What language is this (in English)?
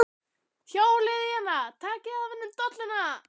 Icelandic